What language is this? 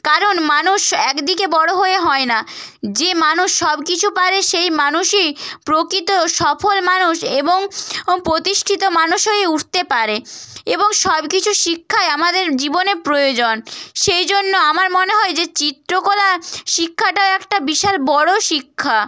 Bangla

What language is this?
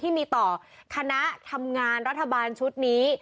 Thai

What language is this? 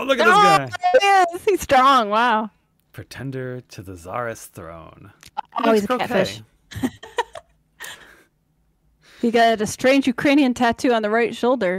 English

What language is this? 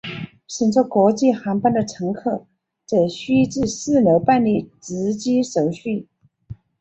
Chinese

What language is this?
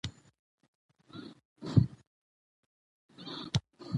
Pashto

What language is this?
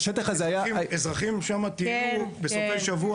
Hebrew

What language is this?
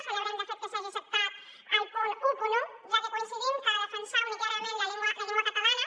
Catalan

